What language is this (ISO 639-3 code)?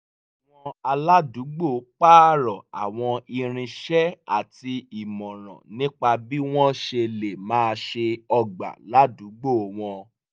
yor